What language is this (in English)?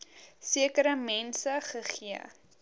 Afrikaans